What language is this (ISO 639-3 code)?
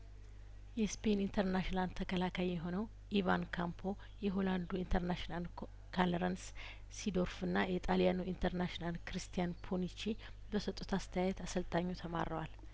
amh